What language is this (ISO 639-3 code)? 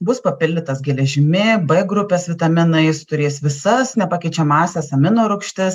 lit